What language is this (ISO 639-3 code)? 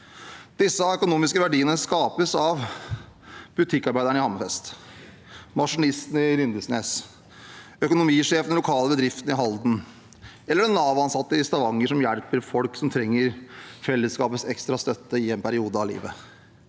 nor